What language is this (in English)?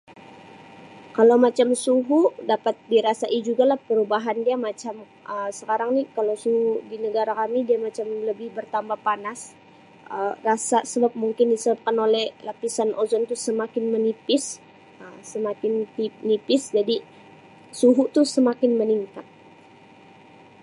Sabah Malay